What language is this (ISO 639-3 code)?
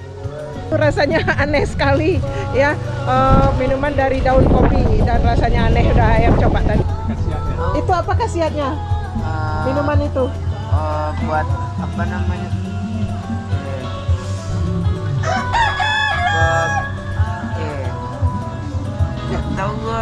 ind